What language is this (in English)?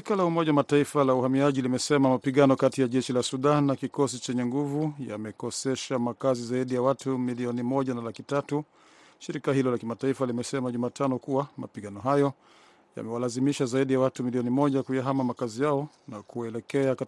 Swahili